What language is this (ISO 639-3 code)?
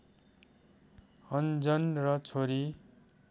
nep